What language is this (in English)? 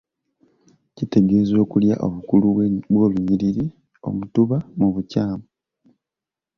Ganda